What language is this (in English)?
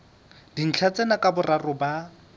Southern Sotho